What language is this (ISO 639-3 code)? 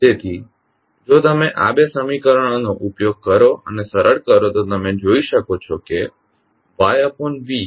guj